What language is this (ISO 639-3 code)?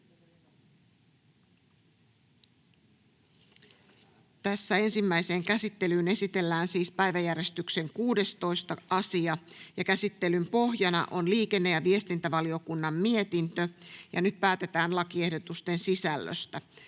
fin